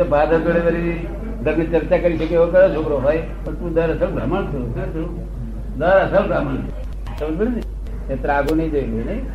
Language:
Gujarati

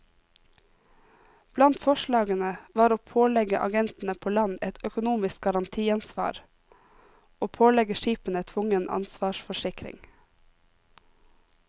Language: Norwegian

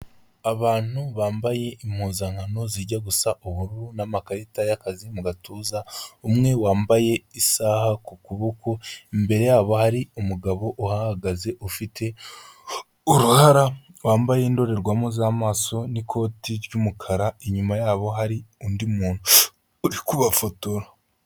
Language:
Kinyarwanda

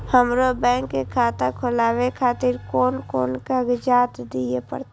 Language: Maithili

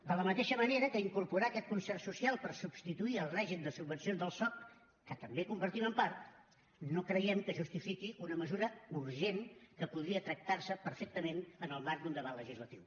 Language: Catalan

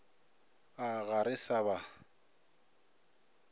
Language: Northern Sotho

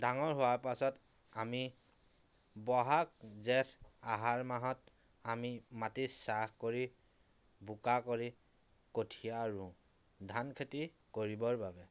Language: Assamese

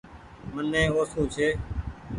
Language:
Goaria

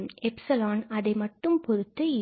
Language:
Tamil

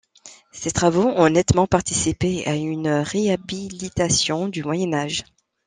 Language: French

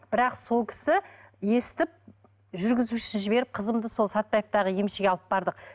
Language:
Kazakh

